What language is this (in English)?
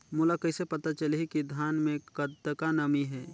Chhattisgarhi